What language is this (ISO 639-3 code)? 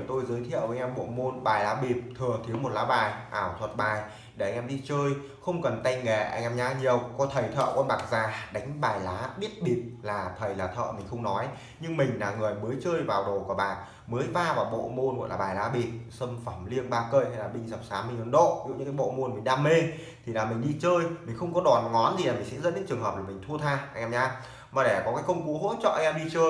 vie